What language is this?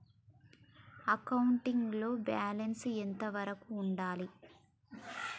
Telugu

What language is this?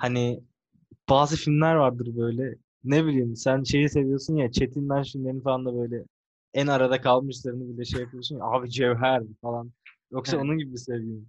Turkish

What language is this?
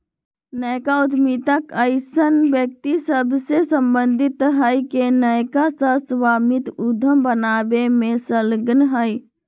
Magahi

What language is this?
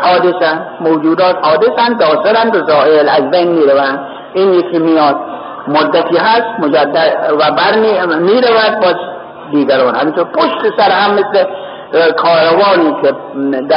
Persian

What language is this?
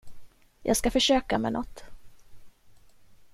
Swedish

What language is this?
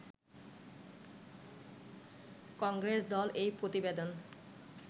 Bangla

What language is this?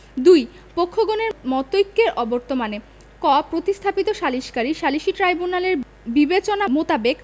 Bangla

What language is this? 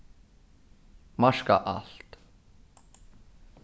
Faroese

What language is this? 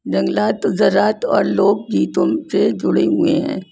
Urdu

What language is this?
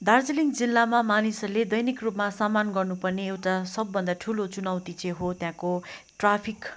Nepali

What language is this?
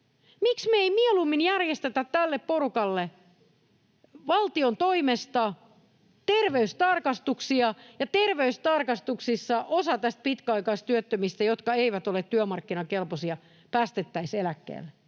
Finnish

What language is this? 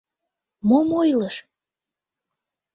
Mari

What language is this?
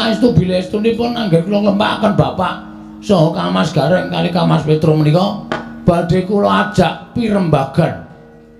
Indonesian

